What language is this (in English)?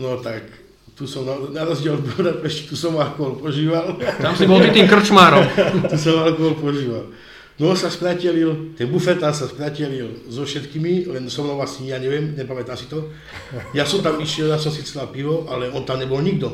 Slovak